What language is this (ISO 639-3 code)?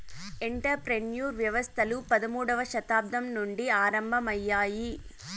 tel